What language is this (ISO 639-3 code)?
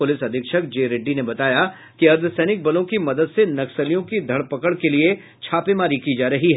hin